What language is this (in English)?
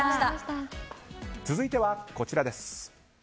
Japanese